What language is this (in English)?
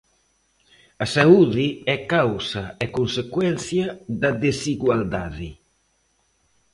Galician